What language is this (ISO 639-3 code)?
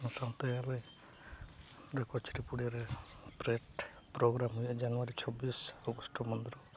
sat